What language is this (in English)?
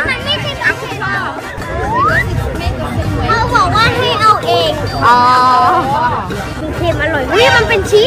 Thai